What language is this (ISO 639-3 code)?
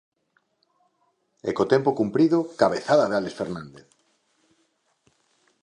glg